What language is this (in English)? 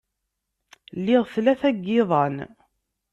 Kabyle